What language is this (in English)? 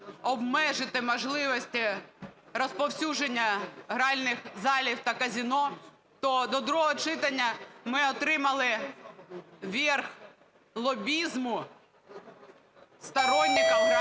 Ukrainian